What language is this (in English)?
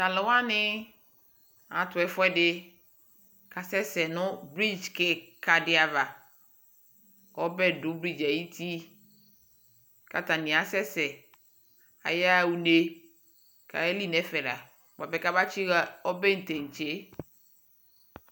Ikposo